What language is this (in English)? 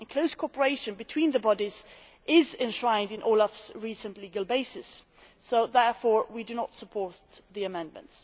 English